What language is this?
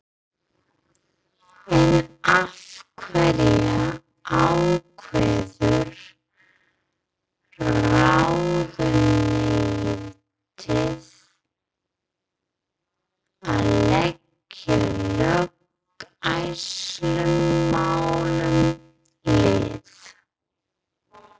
Icelandic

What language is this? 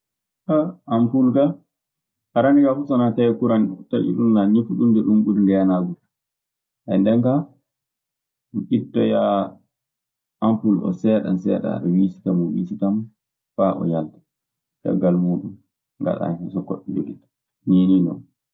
Maasina Fulfulde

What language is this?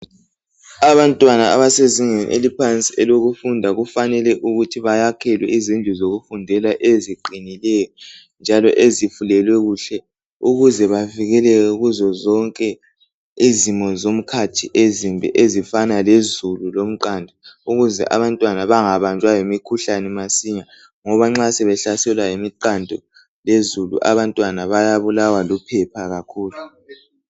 North Ndebele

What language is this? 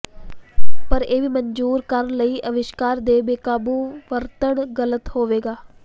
Punjabi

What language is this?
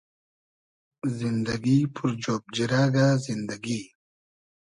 Hazaragi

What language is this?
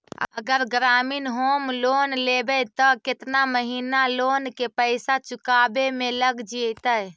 Magahi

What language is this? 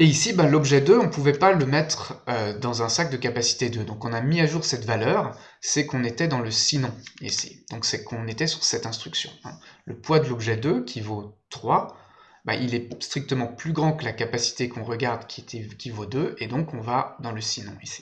French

